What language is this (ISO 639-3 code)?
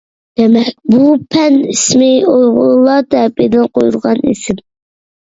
uig